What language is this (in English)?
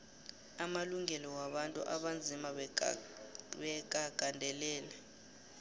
South Ndebele